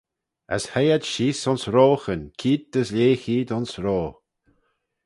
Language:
Manx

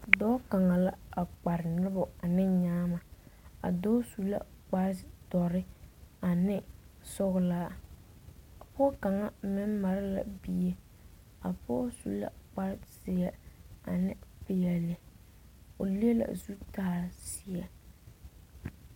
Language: Southern Dagaare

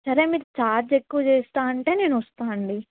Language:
Telugu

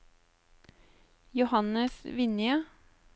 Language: Norwegian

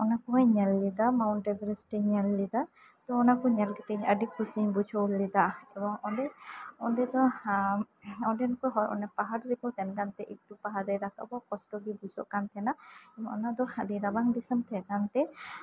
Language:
Santali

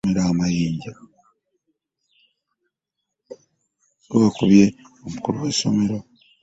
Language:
Ganda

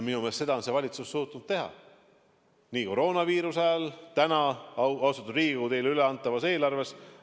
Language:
Estonian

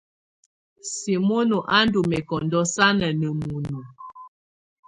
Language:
Tunen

